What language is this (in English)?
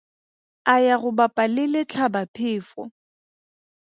Tswana